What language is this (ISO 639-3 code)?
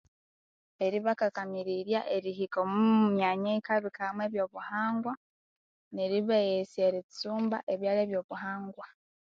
koo